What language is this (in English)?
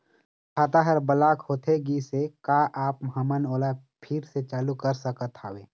Chhattisgarhi